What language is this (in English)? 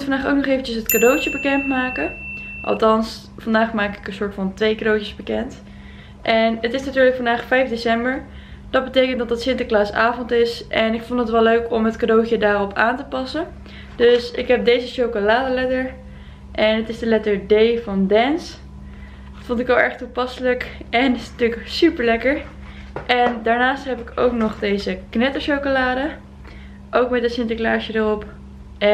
Dutch